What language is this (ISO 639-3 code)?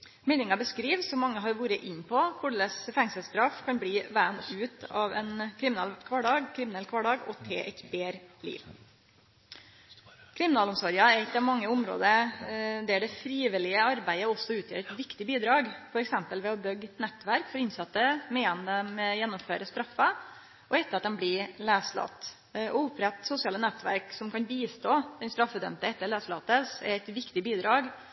nno